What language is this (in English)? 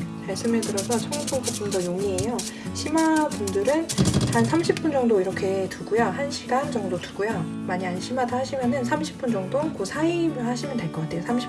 Korean